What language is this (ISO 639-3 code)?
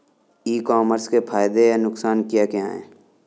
hin